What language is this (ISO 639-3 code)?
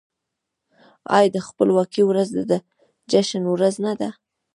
pus